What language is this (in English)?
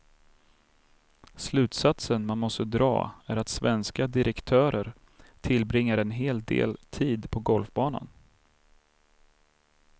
Swedish